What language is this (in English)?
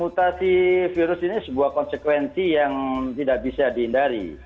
Indonesian